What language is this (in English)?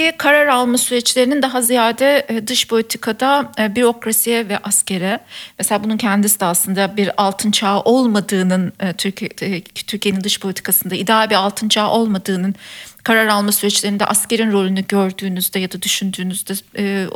Turkish